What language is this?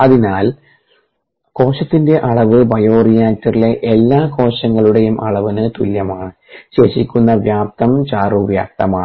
Malayalam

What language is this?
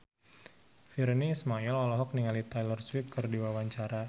Sundanese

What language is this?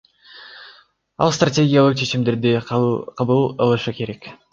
Kyrgyz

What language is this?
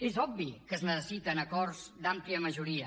Catalan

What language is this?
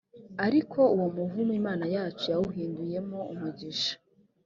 Kinyarwanda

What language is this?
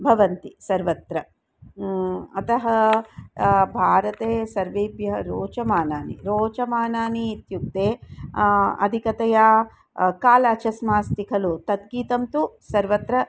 Sanskrit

